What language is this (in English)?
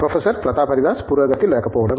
Telugu